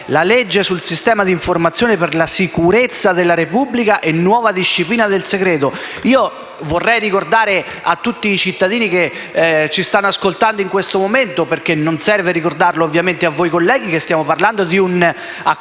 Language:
Italian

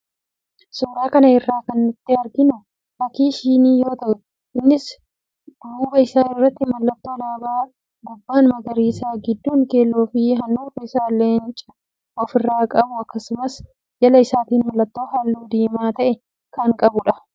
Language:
Oromo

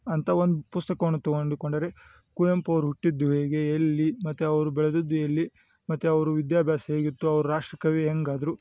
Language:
Kannada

